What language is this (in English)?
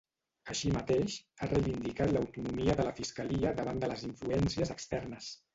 Catalan